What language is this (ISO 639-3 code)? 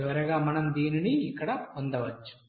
tel